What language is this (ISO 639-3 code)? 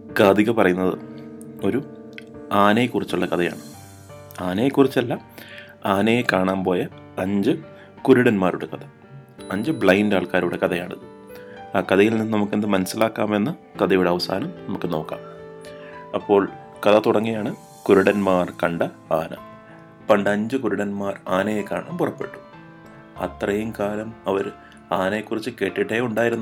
mal